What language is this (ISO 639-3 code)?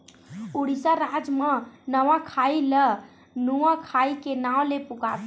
hne